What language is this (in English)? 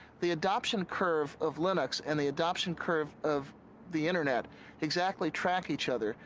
English